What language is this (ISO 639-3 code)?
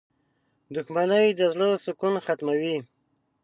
pus